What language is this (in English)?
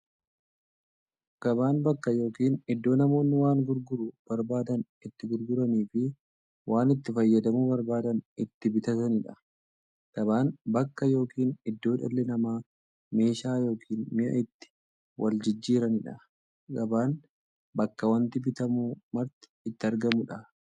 Oromo